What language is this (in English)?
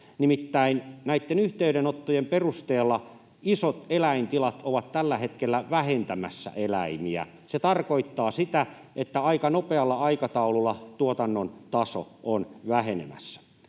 Finnish